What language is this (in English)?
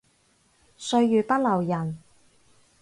Cantonese